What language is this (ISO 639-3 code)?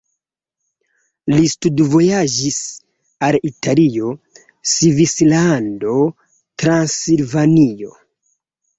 epo